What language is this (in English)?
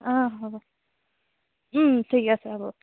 Assamese